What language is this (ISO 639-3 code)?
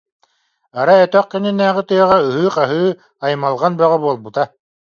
sah